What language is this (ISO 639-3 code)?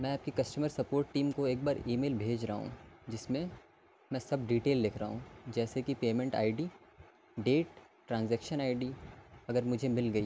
urd